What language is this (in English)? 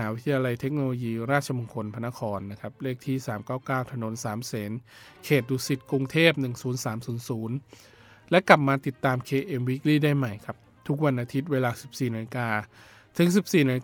Thai